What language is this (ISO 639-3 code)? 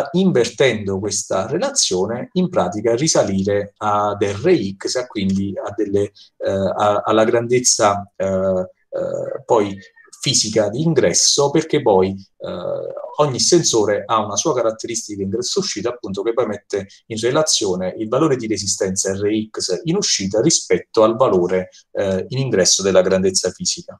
ita